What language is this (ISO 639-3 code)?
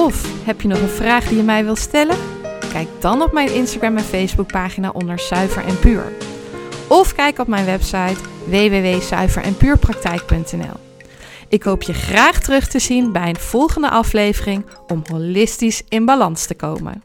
nld